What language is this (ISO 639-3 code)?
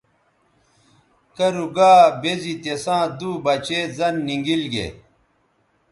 btv